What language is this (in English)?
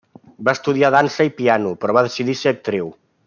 Catalan